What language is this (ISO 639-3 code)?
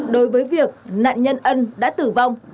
vie